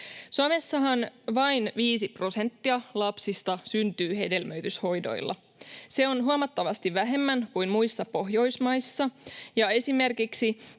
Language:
Finnish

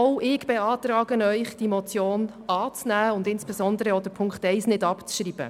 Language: Swiss German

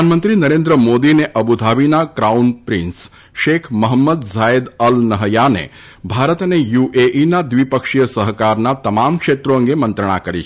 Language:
Gujarati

